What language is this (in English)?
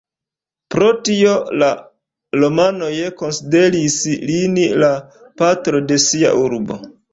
Esperanto